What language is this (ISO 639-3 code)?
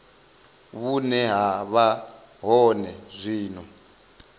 ven